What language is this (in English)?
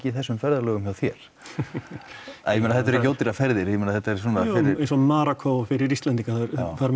Icelandic